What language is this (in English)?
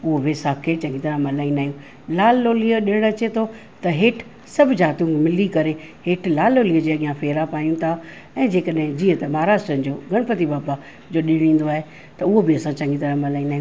Sindhi